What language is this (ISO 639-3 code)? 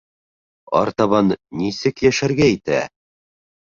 bak